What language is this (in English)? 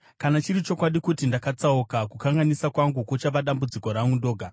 Shona